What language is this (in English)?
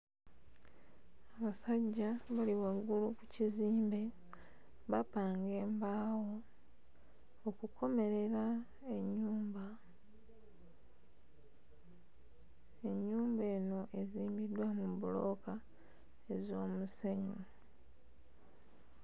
Ganda